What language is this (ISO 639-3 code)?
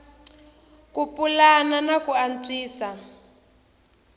tso